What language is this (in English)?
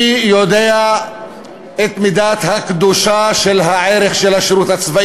Hebrew